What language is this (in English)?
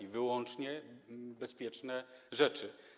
Polish